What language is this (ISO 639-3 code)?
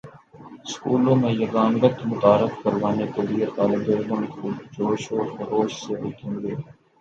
urd